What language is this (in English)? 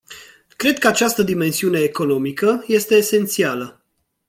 Romanian